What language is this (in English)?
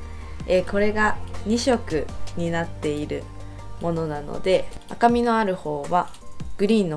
Japanese